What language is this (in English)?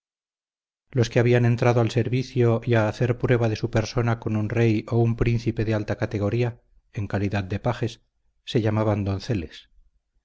Spanish